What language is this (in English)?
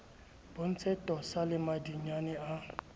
Southern Sotho